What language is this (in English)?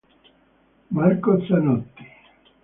Italian